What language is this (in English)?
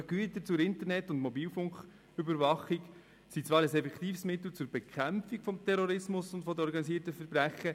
Swiss German